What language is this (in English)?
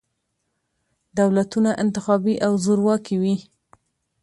Pashto